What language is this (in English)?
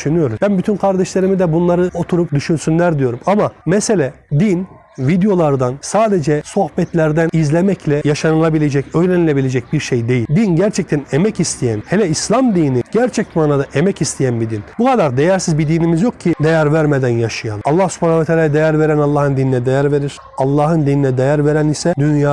Turkish